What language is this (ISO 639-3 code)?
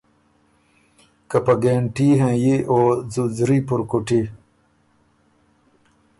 oru